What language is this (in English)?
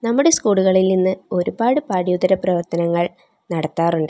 Malayalam